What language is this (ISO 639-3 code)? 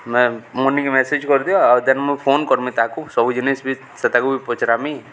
ori